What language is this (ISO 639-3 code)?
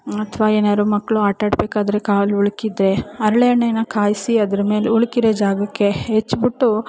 kan